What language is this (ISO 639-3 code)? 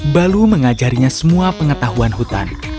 ind